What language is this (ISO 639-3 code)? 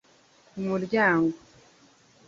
kin